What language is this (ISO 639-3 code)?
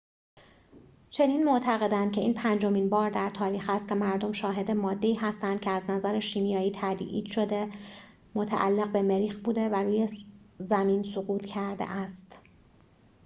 fas